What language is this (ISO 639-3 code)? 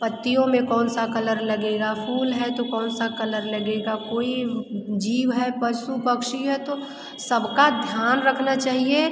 hin